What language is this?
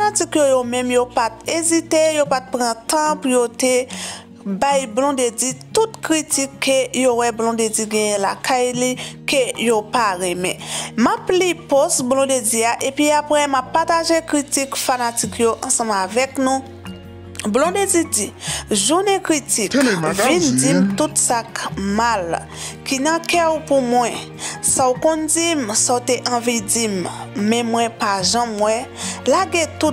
French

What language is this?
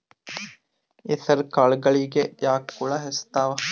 Kannada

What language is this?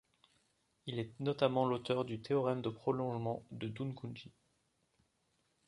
French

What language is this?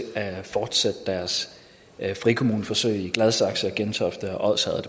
Danish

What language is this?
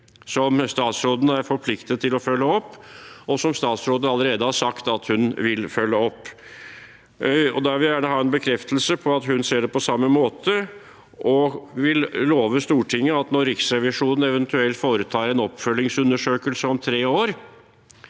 Norwegian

